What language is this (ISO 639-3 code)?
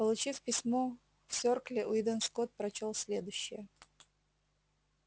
rus